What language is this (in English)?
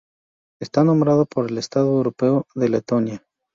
Spanish